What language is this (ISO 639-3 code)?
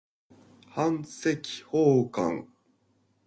jpn